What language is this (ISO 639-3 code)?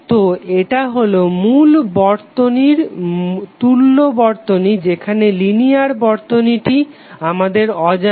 ben